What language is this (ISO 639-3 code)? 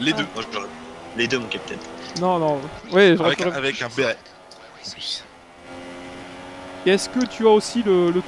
fra